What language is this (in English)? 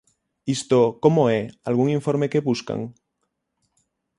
Galician